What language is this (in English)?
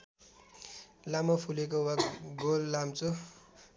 Nepali